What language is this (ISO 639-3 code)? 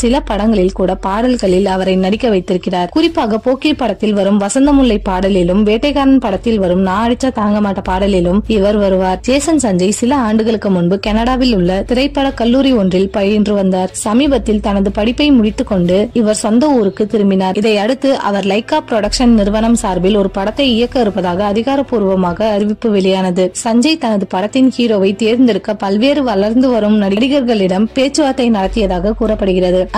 tam